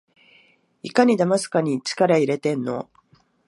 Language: Japanese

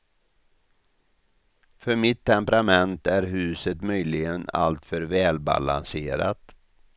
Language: Swedish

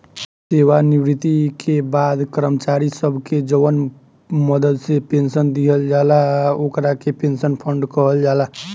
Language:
Bhojpuri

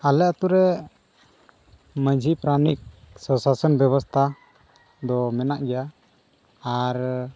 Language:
Santali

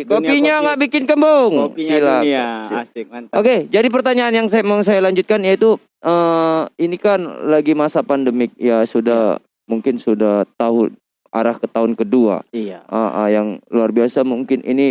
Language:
Indonesian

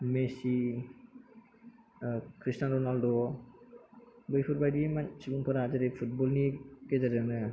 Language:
Bodo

